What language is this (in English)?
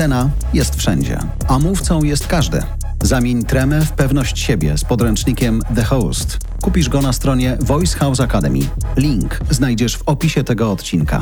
Polish